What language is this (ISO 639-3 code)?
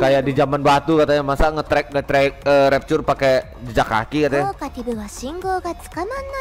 ind